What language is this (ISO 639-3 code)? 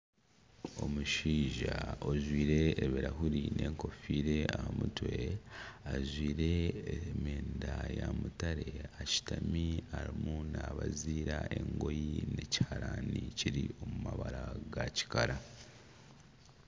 nyn